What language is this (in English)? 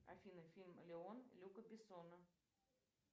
Russian